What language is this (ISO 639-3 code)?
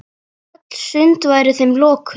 isl